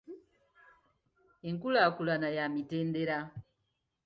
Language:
Ganda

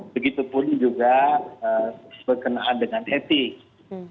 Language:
Indonesian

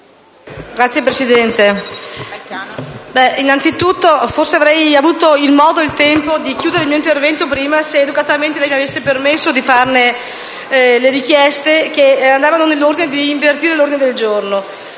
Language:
Italian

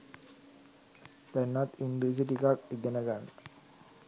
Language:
Sinhala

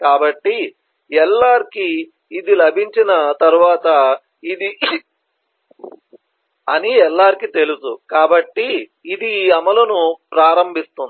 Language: Telugu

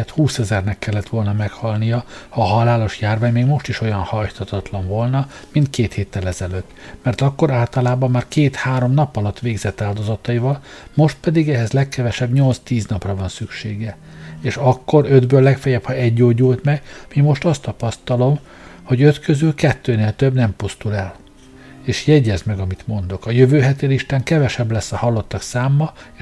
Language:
Hungarian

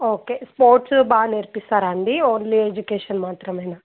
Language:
Telugu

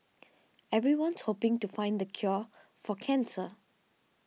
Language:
English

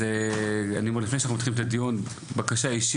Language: Hebrew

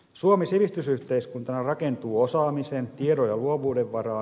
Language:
Finnish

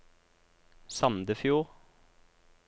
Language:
Norwegian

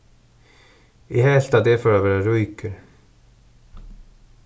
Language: Faroese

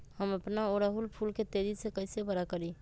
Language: Magahi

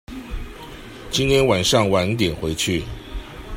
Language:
Chinese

